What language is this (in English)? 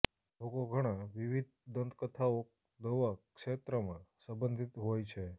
Gujarati